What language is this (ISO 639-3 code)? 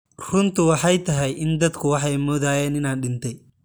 som